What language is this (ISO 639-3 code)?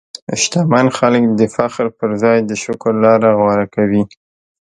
pus